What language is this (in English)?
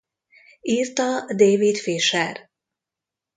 Hungarian